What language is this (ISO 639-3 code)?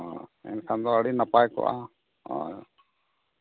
sat